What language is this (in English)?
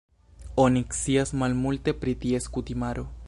Esperanto